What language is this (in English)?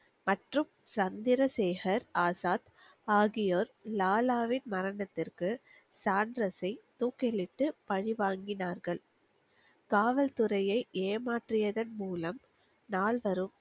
Tamil